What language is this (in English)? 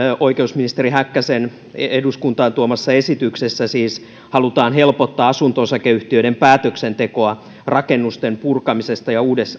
Finnish